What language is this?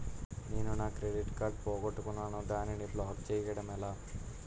Telugu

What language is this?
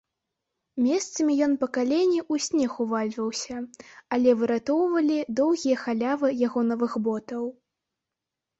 Belarusian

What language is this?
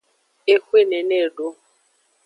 Aja (Benin)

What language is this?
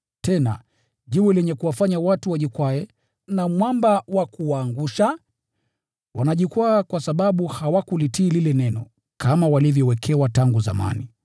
Swahili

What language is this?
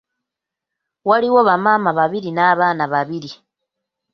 Ganda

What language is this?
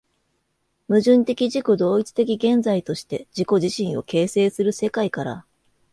Japanese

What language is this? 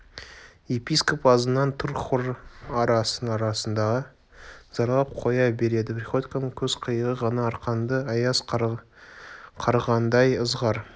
Kazakh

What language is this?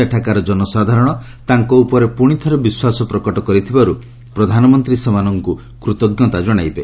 Odia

